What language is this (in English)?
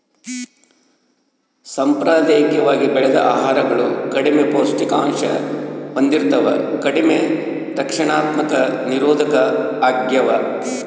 Kannada